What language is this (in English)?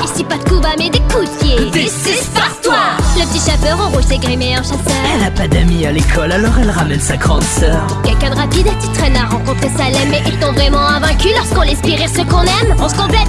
French